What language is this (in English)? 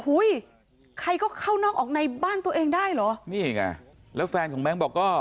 Thai